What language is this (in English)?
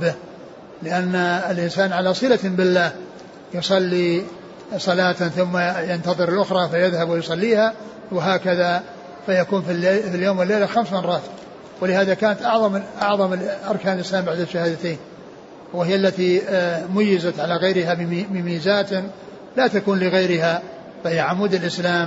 Arabic